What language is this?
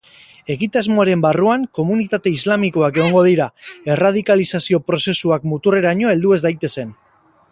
Basque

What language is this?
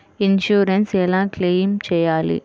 Telugu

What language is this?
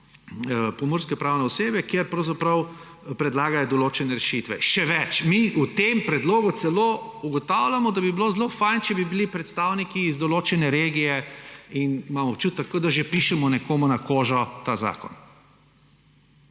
Slovenian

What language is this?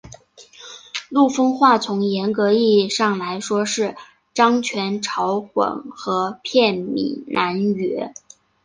Chinese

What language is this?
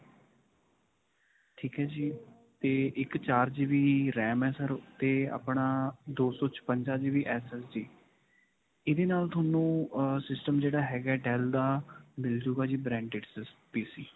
Punjabi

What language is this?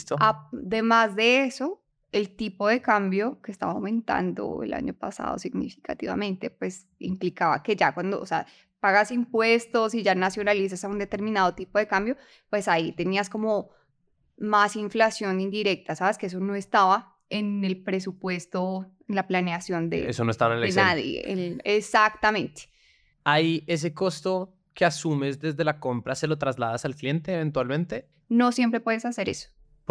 Spanish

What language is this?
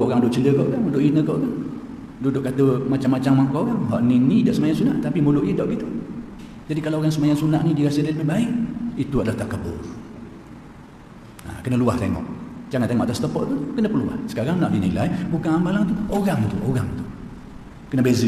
Malay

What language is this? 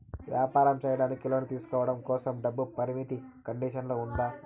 Telugu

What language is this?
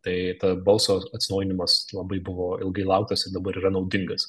Lithuanian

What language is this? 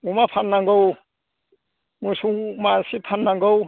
Bodo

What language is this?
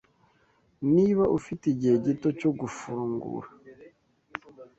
Kinyarwanda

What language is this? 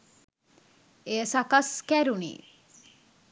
Sinhala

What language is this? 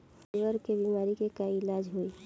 Bhojpuri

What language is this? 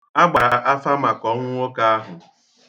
Igbo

